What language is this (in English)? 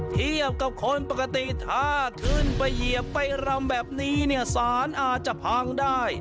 Thai